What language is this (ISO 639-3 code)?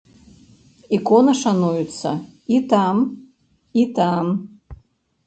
bel